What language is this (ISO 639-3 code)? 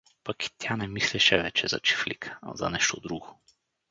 bul